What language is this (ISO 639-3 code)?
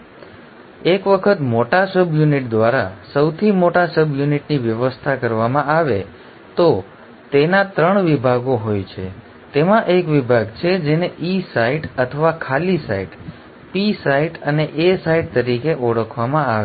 guj